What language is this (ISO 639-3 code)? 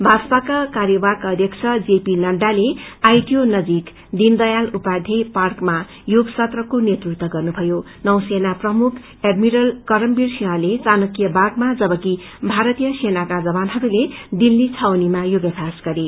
nep